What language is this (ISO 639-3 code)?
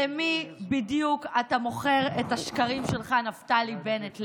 heb